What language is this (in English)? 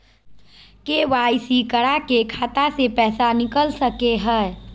Magahi